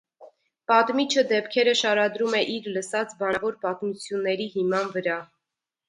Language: Armenian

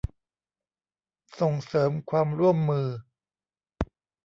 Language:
Thai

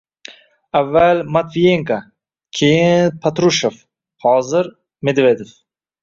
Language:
Uzbek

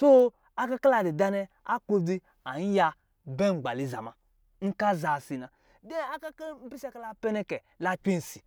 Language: Lijili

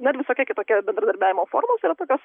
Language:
Lithuanian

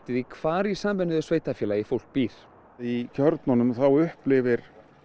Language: Icelandic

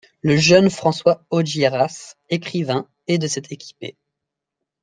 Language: French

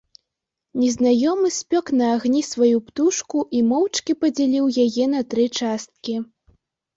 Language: Belarusian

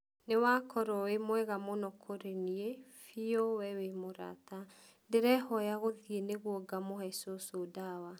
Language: Kikuyu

